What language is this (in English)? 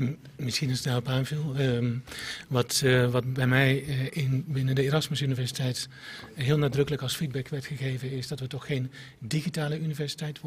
Dutch